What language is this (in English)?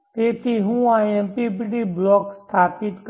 Gujarati